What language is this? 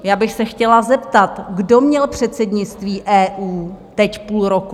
Czech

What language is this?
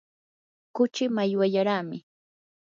Yanahuanca Pasco Quechua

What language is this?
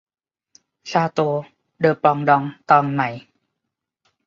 Thai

